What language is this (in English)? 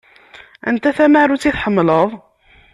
Kabyle